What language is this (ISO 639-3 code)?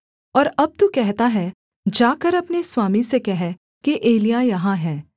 hin